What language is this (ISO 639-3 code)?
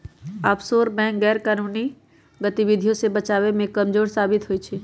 mag